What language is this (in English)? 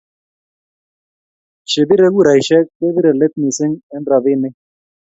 Kalenjin